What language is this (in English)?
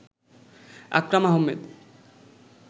Bangla